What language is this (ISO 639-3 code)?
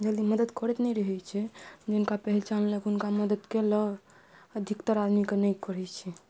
mai